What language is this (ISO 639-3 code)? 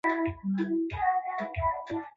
swa